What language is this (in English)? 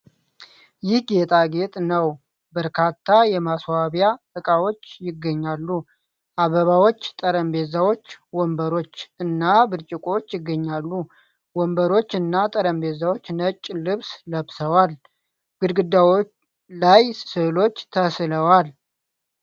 Amharic